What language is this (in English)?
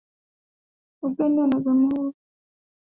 Swahili